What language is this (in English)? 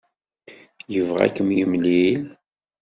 Kabyle